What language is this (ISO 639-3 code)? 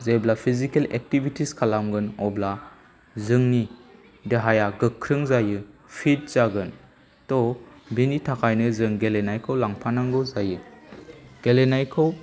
brx